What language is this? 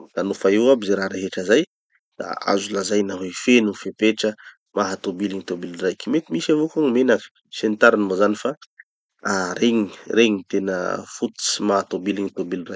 Tanosy Malagasy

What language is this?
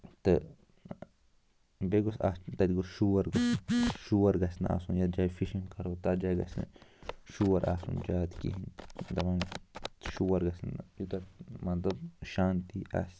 Kashmiri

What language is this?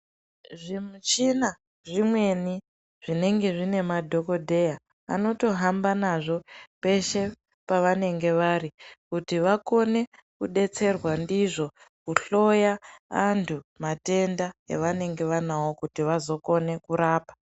Ndau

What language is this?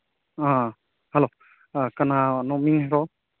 Manipuri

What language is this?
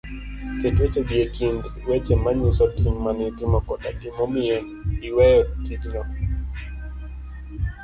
Luo (Kenya and Tanzania)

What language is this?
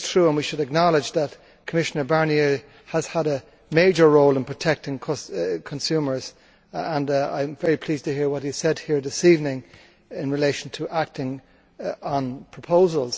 English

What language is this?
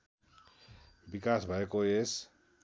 Nepali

